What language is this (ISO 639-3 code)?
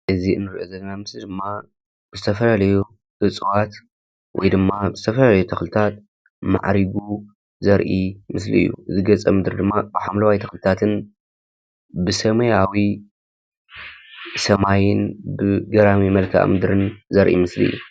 tir